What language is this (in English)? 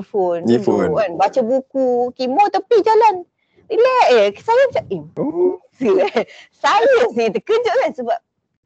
Malay